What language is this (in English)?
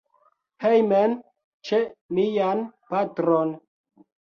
Esperanto